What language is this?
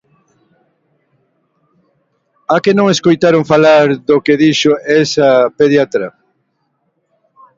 Galician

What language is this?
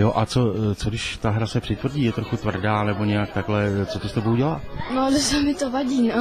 Czech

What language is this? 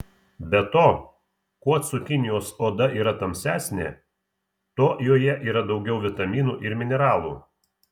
Lithuanian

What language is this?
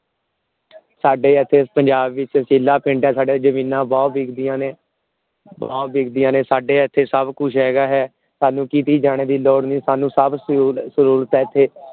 Punjabi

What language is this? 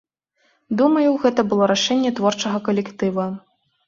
Belarusian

